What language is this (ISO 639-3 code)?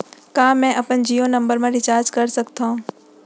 hne